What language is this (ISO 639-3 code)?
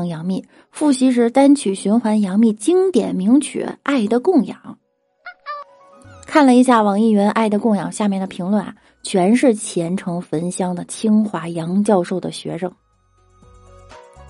zho